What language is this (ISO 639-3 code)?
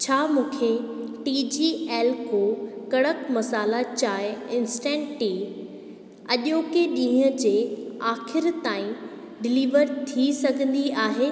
snd